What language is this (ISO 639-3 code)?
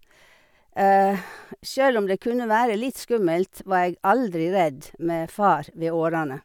nor